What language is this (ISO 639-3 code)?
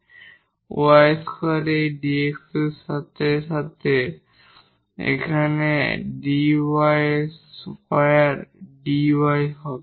ben